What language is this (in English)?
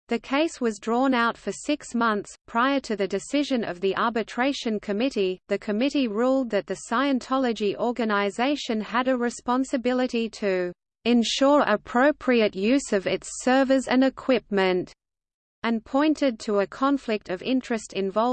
English